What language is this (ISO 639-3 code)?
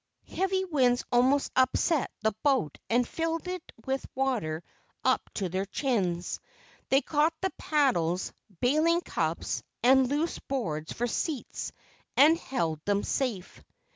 eng